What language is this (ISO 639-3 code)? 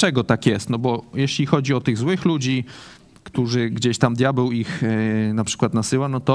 pol